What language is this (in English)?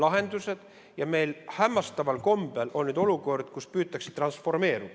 Estonian